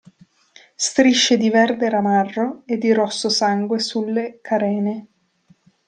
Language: Italian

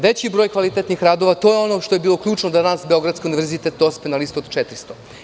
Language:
Serbian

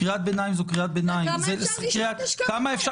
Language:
Hebrew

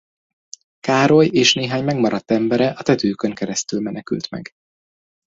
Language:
Hungarian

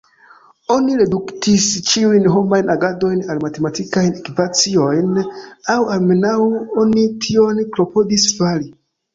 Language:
Esperanto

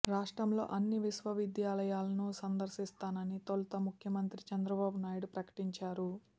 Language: Telugu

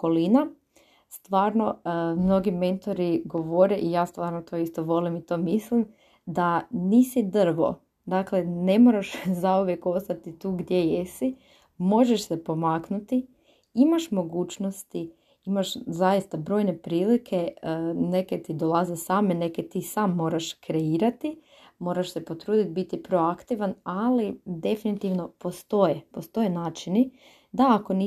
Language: Croatian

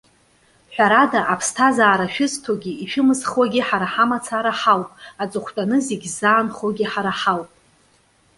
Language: Abkhazian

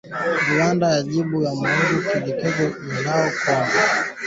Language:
Swahili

